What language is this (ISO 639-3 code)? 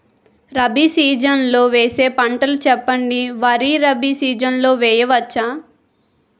tel